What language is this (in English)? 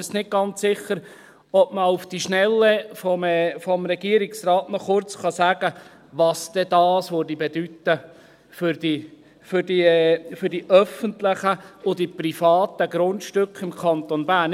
Swiss German